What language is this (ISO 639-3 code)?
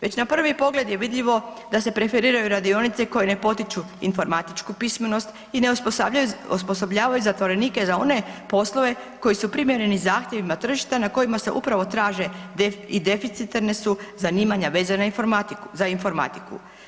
hrv